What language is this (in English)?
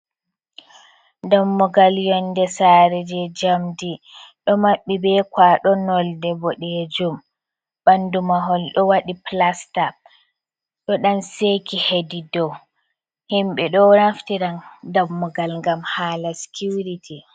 Fula